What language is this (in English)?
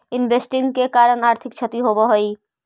Magahi